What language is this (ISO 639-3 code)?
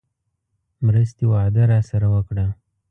pus